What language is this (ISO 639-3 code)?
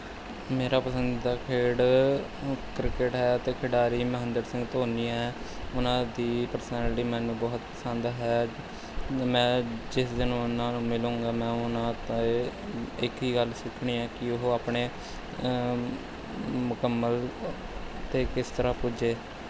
pan